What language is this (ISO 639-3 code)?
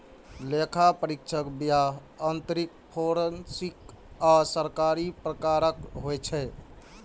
mai